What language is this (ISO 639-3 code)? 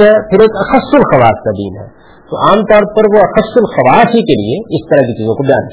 urd